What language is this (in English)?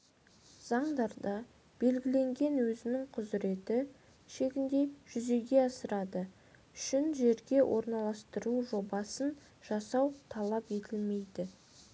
Kazakh